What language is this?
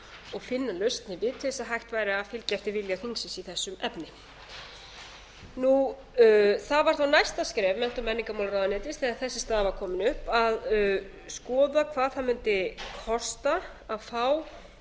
Icelandic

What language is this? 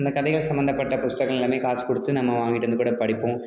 Tamil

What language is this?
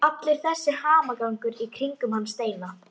Icelandic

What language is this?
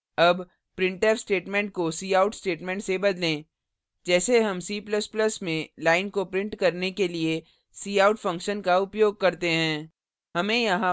Hindi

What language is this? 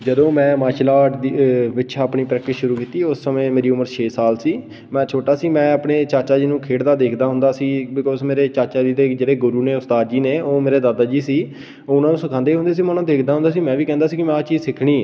Punjabi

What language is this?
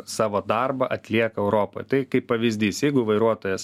Lithuanian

